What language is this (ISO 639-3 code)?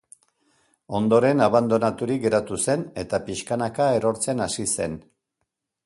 eus